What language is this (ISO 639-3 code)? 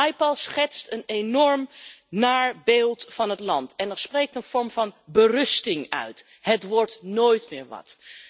nld